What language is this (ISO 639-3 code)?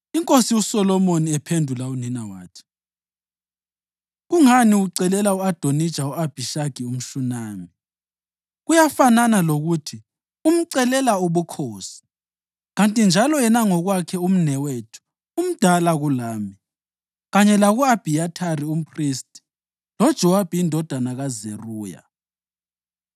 nde